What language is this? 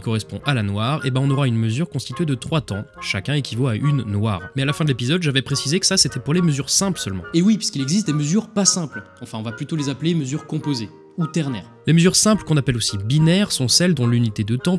French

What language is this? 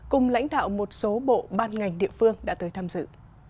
Vietnamese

